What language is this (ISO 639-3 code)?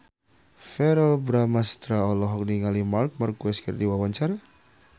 sun